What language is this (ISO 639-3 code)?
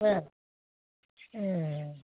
brx